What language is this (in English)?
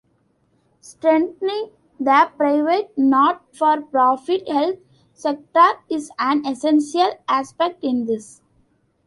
English